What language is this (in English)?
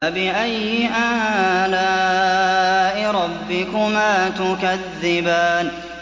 Arabic